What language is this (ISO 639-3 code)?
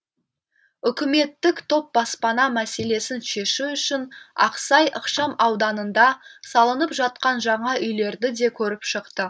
kaz